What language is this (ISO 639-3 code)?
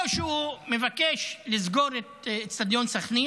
heb